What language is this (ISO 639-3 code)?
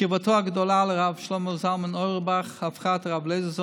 heb